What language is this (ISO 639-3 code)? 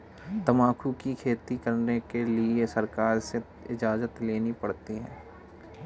hin